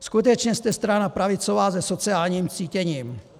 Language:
Czech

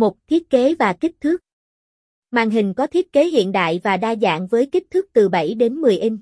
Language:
Vietnamese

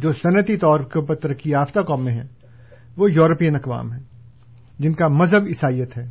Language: Urdu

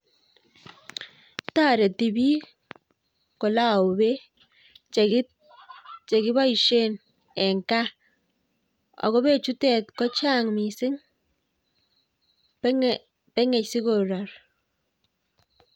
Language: Kalenjin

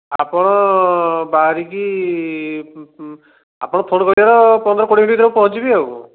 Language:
Odia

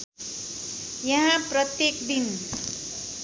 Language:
Nepali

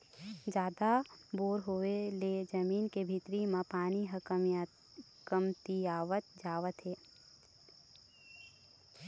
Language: Chhattisgarhi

